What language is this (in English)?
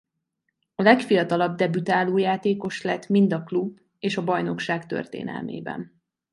Hungarian